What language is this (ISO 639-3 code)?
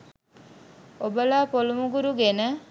sin